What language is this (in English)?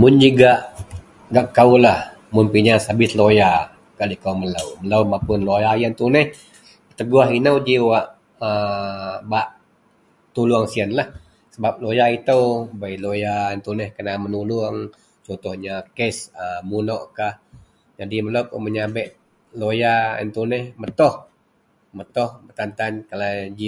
Central Melanau